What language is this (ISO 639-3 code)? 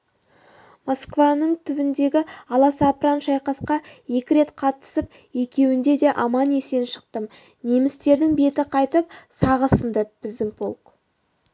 kaz